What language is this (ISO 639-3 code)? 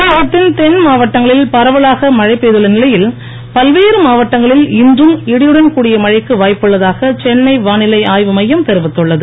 tam